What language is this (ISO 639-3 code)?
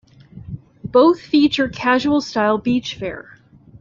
eng